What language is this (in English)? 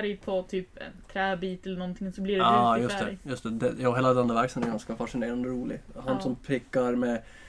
Swedish